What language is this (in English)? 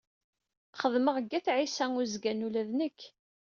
Kabyle